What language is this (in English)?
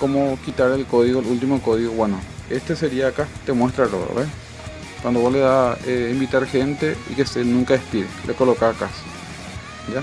Spanish